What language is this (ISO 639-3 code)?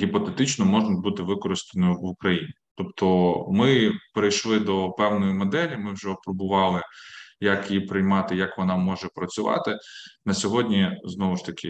ukr